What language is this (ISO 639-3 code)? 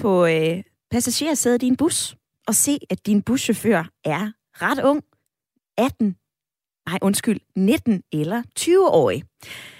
dan